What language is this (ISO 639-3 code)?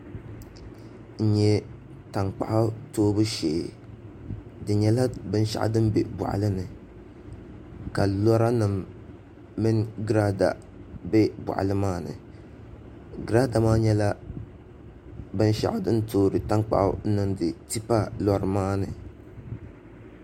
dag